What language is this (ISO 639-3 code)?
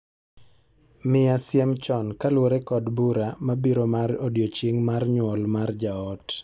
luo